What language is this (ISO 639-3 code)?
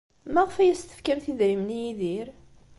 kab